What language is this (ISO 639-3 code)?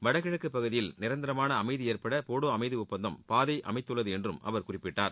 tam